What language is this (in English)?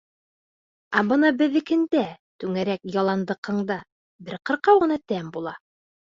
Bashkir